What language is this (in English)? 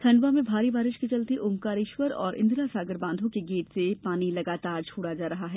Hindi